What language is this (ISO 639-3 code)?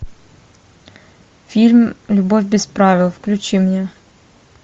rus